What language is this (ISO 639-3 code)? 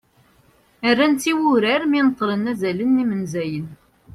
kab